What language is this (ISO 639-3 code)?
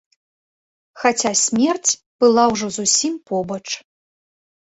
bel